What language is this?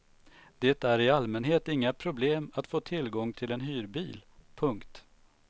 Swedish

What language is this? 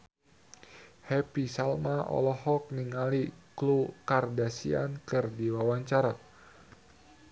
Sundanese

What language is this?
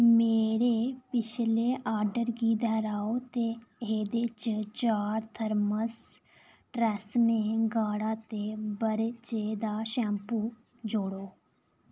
Dogri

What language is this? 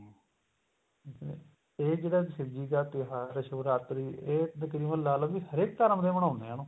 Punjabi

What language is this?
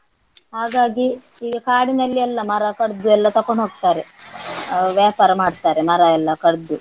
Kannada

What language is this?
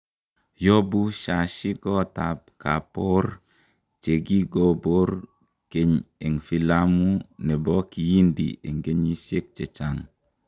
Kalenjin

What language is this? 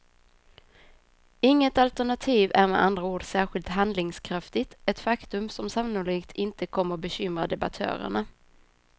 Swedish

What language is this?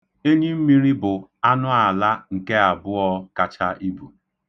Igbo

